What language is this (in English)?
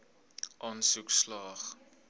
Afrikaans